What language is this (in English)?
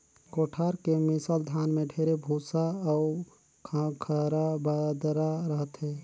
Chhattisgarhi